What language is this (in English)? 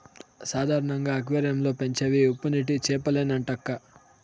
Telugu